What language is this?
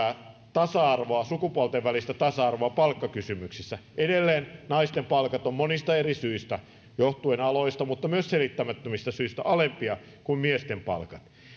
Finnish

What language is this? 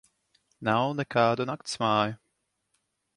Latvian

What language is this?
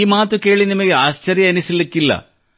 Kannada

